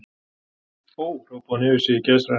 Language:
Icelandic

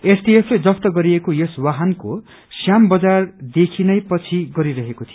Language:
Nepali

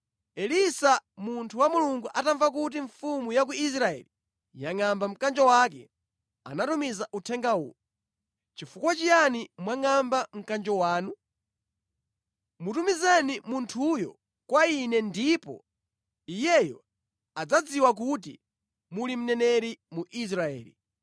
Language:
Nyanja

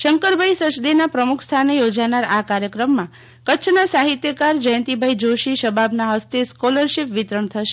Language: Gujarati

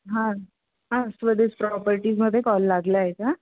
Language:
Marathi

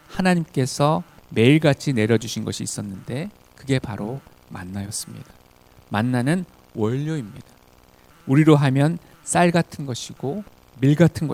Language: Korean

